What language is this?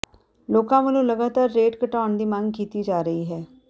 Punjabi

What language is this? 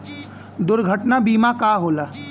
Bhojpuri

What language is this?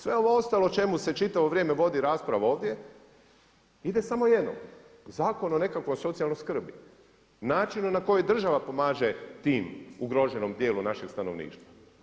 Croatian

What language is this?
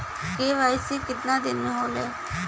Bhojpuri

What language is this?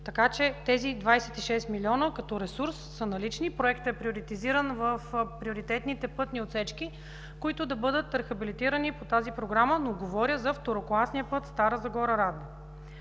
Bulgarian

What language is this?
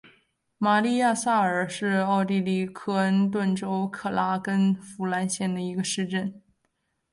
Chinese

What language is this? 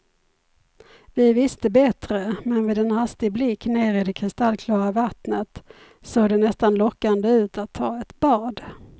Swedish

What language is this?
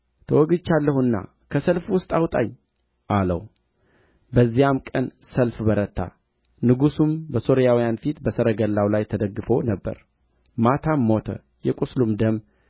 Amharic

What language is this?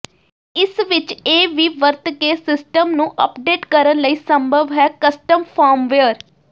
Punjabi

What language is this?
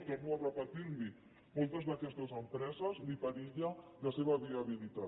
Catalan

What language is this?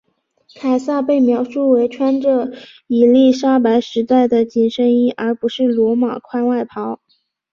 Chinese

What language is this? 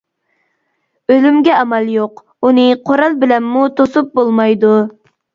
Uyghur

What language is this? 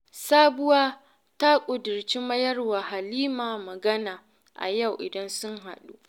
Hausa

